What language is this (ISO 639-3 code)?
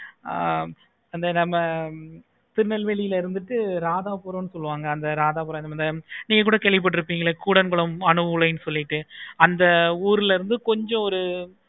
tam